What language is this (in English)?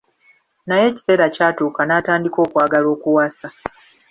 Ganda